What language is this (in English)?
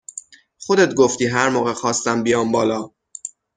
Persian